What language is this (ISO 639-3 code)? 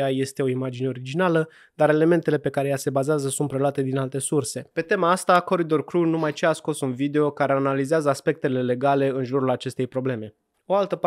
ron